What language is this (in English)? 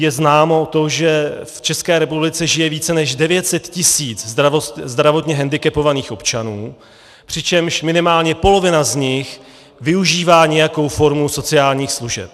Czech